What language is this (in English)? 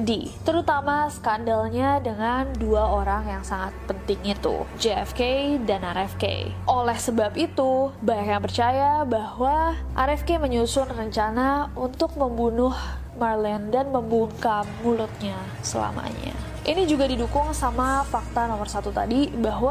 Indonesian